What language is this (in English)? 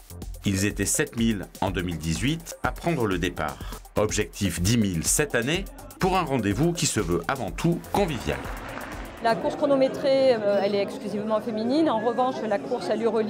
French